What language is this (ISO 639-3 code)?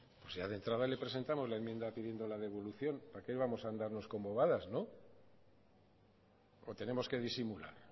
spa